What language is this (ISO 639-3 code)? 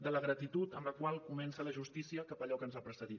cat